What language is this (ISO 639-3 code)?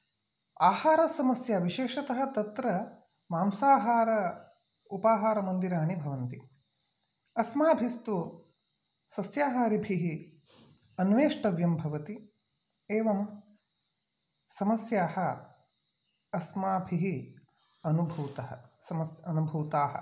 san